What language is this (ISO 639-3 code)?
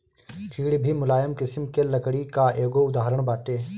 bho